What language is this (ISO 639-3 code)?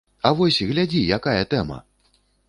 bel